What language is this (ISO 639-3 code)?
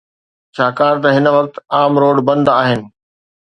snd